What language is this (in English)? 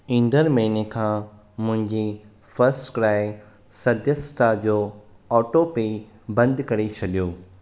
Sindhi